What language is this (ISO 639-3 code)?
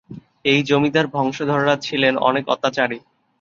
ben